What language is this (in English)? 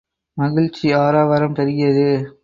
Tamil